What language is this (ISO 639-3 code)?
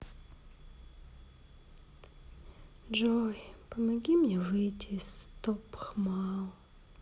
rus